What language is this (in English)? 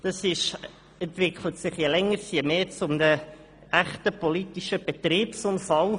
Swiss German